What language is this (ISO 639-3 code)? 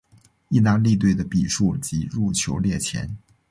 zho